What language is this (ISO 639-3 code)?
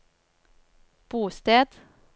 nor